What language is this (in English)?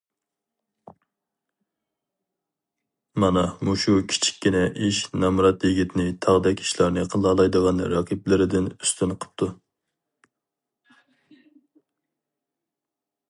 Uyghur